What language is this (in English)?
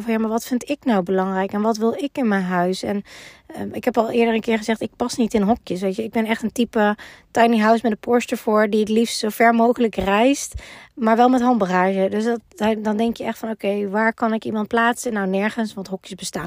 Dutch